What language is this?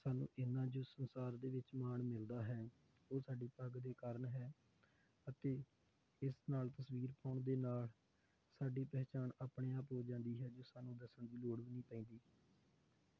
Punjabi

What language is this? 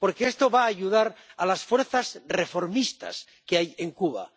Spanish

